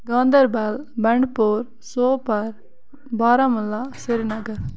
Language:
Kashmiri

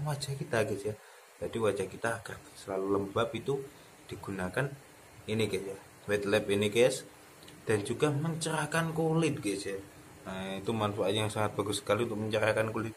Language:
Indonesian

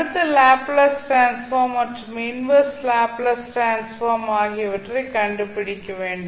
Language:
Tamil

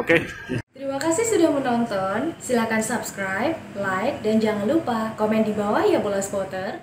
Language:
Indonesian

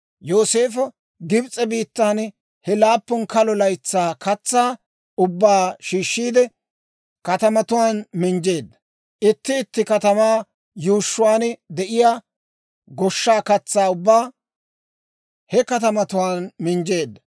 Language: Dawro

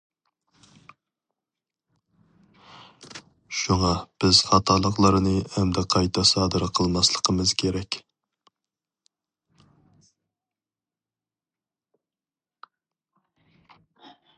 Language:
Uyghur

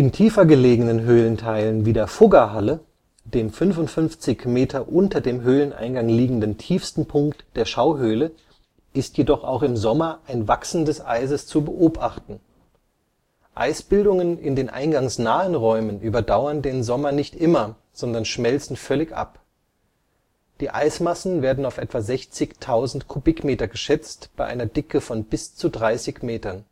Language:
German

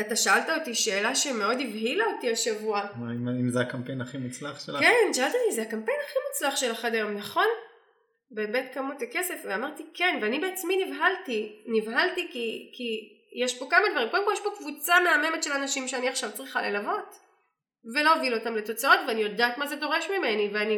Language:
Hebrew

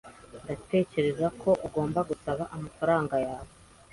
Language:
Kinyarwanda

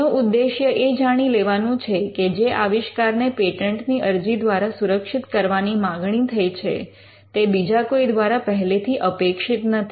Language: Gujarati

